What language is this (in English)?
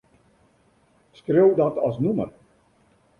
Western Frisian